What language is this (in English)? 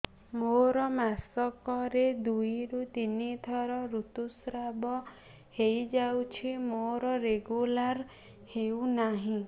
Odia